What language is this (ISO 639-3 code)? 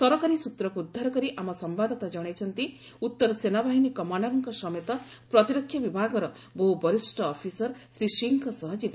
ori